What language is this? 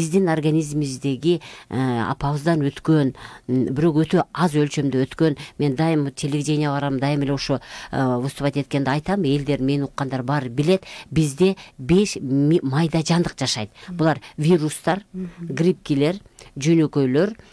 Turkish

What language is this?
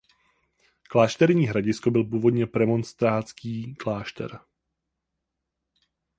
Czech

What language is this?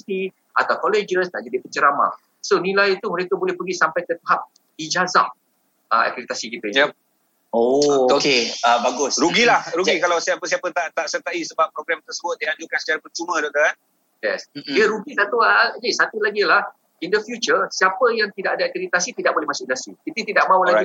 Malay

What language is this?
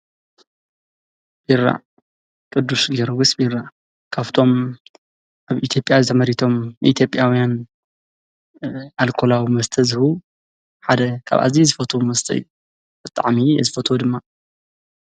Tigrinya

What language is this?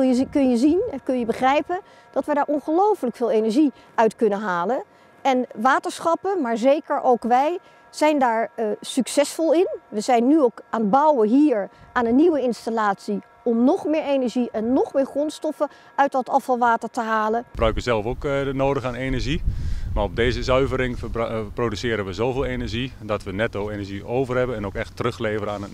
Dutch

